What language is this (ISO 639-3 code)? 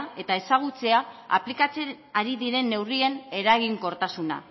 eus